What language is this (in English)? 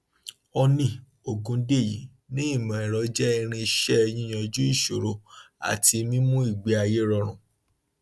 Yoruba